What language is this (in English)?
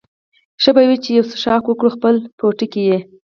Pashto